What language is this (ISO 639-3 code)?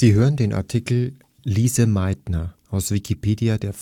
deu